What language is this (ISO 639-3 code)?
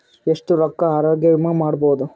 kan